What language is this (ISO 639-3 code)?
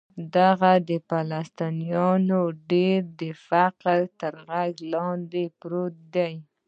pus